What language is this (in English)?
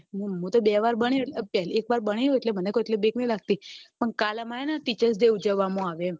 Gujarati